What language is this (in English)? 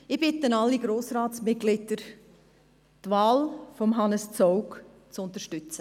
Swiss German